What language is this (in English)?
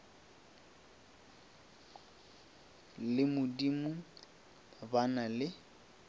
Northern Sotho